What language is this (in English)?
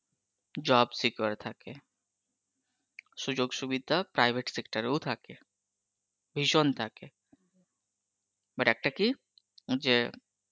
Bangla